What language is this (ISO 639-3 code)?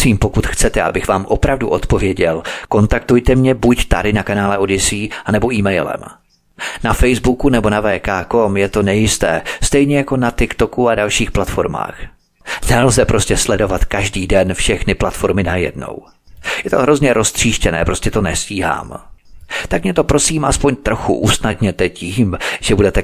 ces